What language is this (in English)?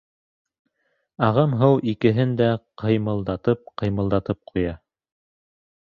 Bashkir